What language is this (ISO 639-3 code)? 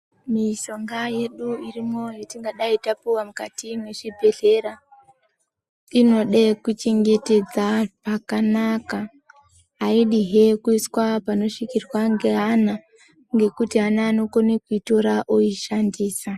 ndc